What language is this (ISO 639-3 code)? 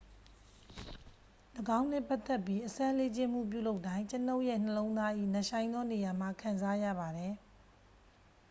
mya